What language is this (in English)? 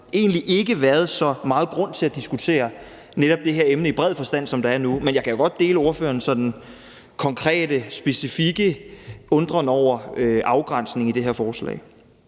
Danish